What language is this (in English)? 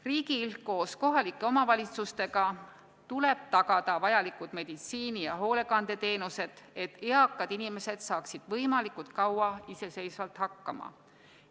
Estonian